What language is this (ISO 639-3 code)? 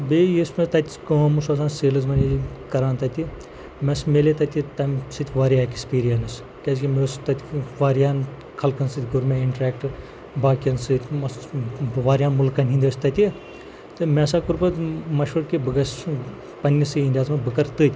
kas